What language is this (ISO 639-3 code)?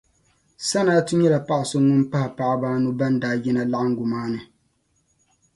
dag